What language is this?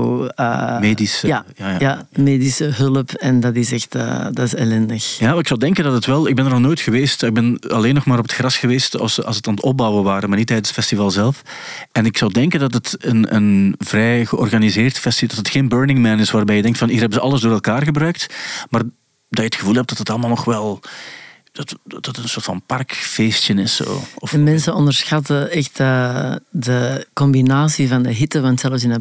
Dutch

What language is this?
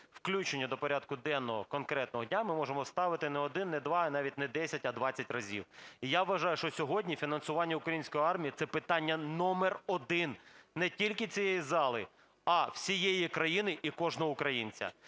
Ukrainian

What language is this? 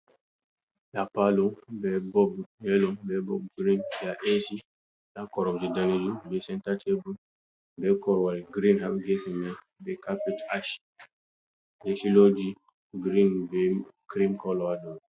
Fula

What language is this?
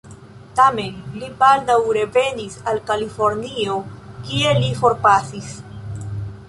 Esperanto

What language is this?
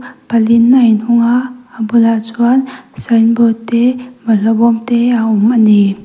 Mizo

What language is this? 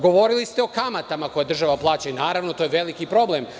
Serbian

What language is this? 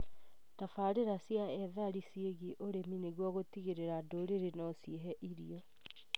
Kikuyu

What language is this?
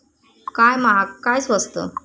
Marathi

